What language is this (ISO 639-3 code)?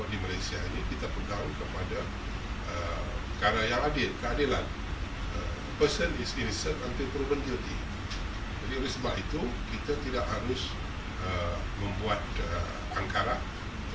ind